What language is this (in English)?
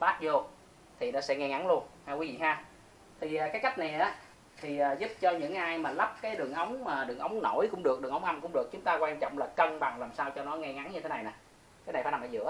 Vietnamese